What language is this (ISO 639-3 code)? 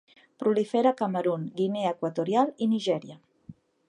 cat